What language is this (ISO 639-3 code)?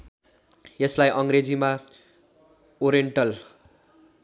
nep